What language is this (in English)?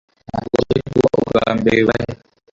Kinyarwanda